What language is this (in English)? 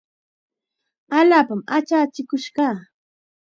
Chiquián Ancash Quechua